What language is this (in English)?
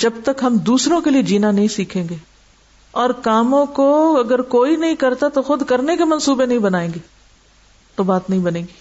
Urdu